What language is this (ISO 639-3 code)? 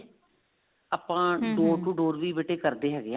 pan